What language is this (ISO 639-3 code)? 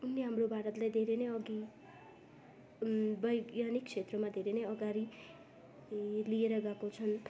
nep